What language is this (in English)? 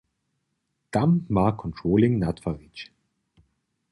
Upper Sorbian